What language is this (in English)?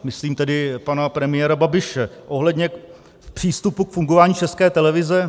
Czech